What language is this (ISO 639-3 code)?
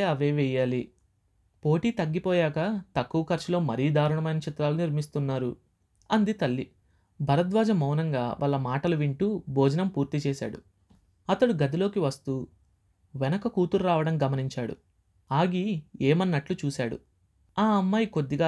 tel